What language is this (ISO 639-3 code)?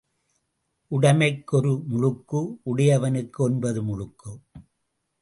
tam